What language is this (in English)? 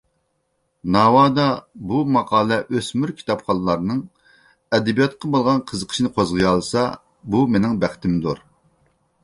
Uyghur